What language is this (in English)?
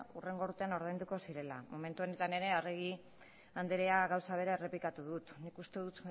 Basque